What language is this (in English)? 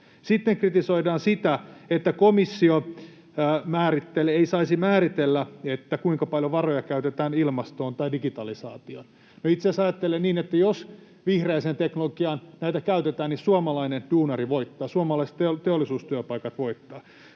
Finnish